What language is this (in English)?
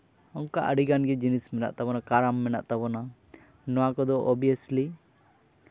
Santali